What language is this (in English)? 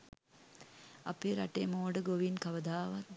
Sinhala